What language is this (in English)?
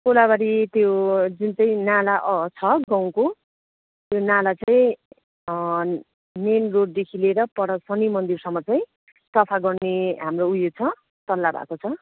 Nepali